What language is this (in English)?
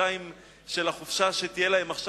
Hebrew